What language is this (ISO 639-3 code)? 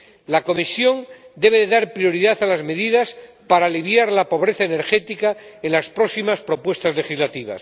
spa